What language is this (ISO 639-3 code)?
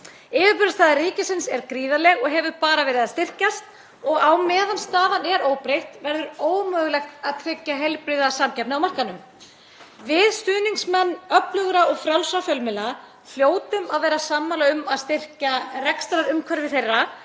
isl